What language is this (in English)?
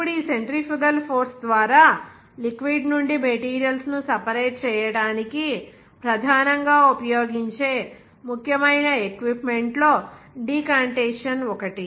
Telugu